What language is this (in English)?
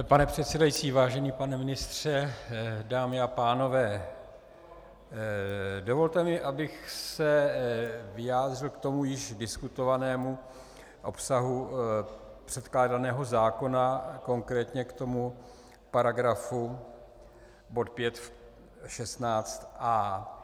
Czech